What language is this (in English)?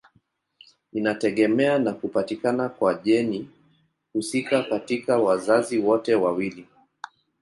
Swahili